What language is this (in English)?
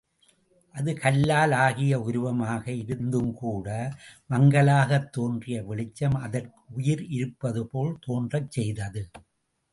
Tamil